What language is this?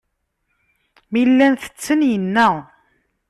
Kabyle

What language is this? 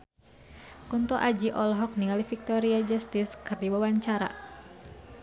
Sundanese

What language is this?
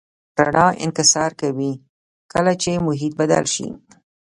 Pashto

